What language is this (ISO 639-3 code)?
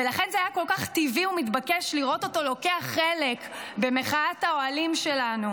heb